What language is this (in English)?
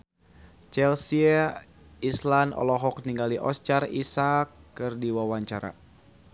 Sundanese